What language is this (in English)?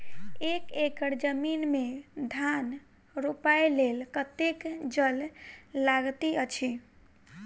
Maithili